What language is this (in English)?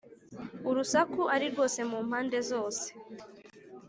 Kinyarwanda